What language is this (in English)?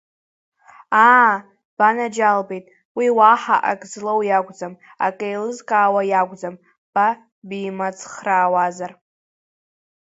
Abkhazian